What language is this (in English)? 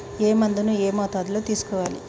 Telugu